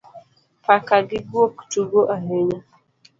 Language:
Luo (Kenya and Tanzania)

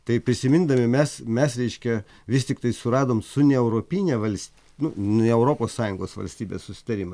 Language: Lithuanian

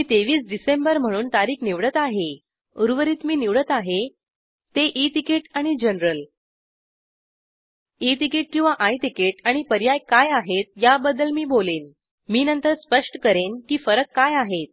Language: Marathi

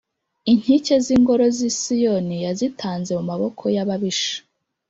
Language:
Kinyarwanda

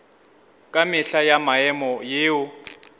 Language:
Northern Sotho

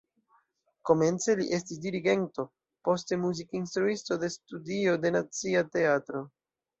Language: Esperanto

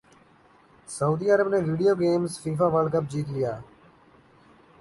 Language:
Urdu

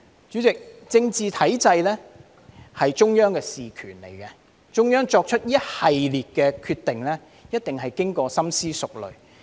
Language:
Cantonese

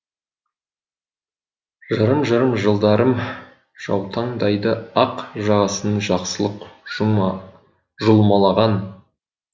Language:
Kazakh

